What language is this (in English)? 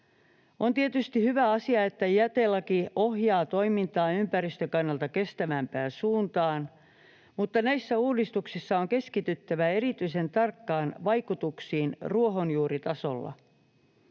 Finnish